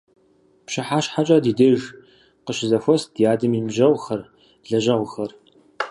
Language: Kabardian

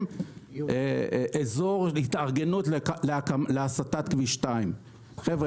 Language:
Hebrew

